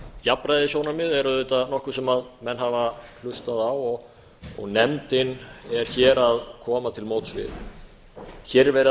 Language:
Icelandic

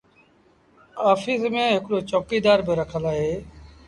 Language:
Sindhi Bhil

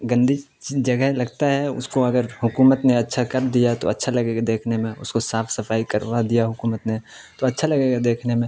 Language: Urdu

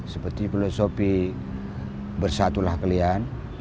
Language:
Indonesian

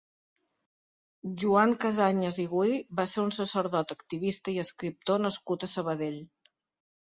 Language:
Catalan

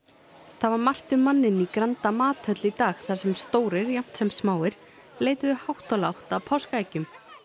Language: Icelandic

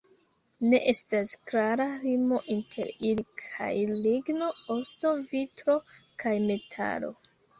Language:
Esperanto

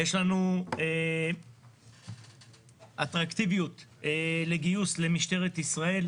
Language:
Hebrew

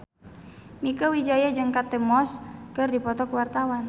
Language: Sundanese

